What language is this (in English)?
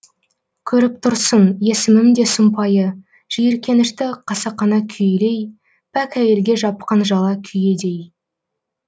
Kazakh